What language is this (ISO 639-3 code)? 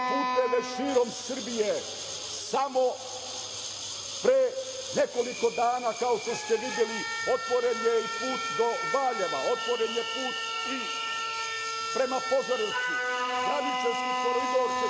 srp